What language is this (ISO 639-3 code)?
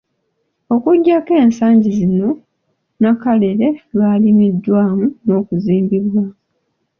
lug